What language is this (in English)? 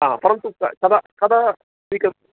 Sanskrit